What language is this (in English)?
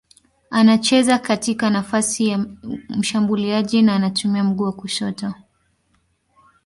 Swahili